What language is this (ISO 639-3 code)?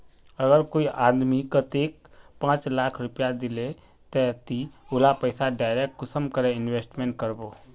mag